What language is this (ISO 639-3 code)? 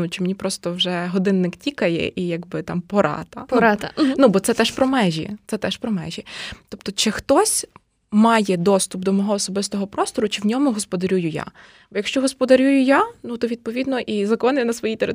ukr